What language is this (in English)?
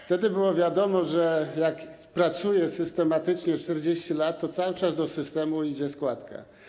Polish